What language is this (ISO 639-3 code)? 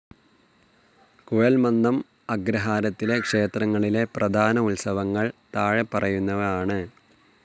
mal